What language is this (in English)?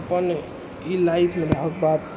Maithili